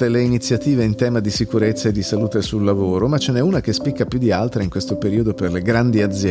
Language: Italian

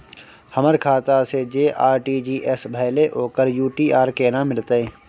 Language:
Maithili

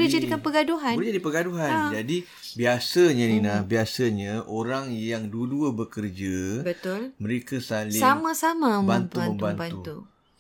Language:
Malay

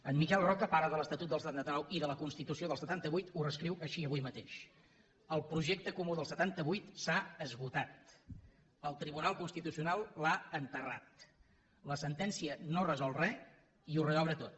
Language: Catalan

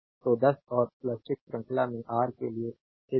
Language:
Hindi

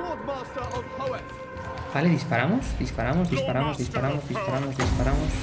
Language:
Spanish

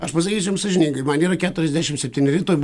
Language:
Lithuanian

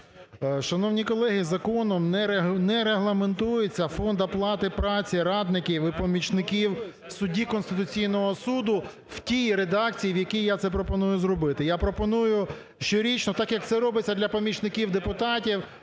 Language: Ukrainian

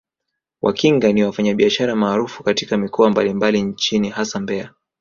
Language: Swahili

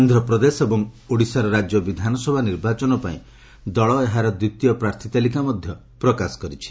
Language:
Odia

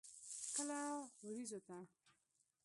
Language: Pashto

